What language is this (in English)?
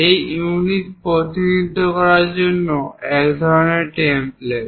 Bangla